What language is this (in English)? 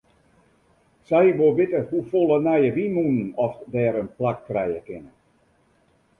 Western Frisian